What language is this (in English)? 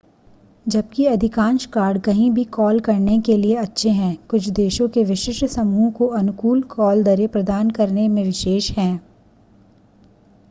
Hindi